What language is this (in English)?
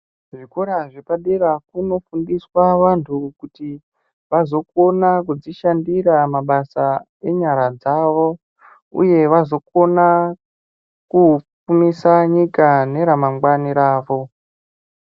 Ndau